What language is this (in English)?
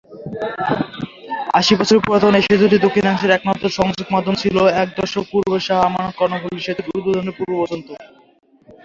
Bangla